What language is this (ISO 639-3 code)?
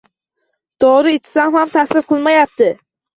uzb